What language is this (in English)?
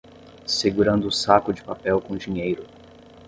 Portuguese